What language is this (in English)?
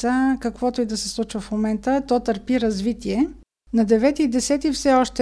Bulgarian